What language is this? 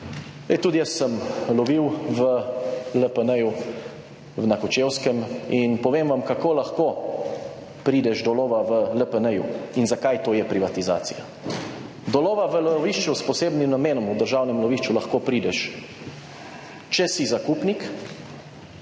Slovenian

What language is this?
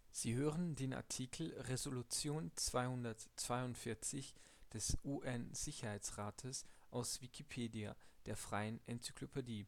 German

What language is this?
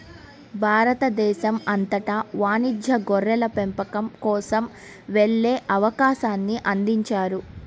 Telugu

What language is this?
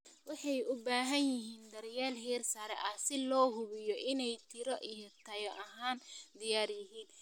Somali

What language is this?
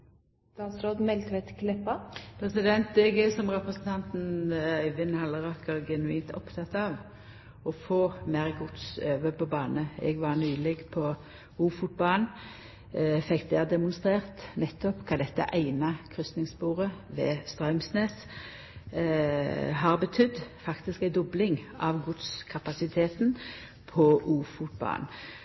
Norwegian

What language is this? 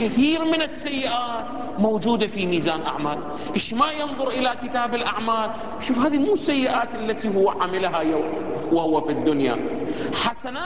Arabic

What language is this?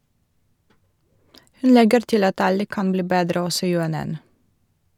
Norwegian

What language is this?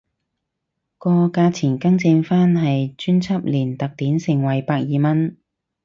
Cantonese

